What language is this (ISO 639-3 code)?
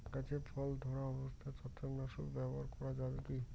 ben